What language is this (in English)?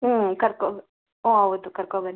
Kannada